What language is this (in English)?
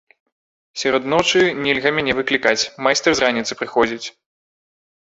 Belarusian